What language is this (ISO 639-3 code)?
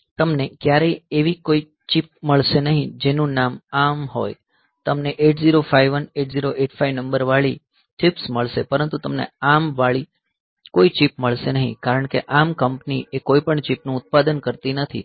guj